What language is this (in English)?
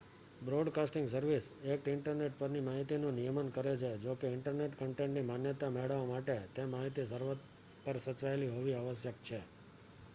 Gujarati